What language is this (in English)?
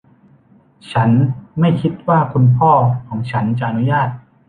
Thai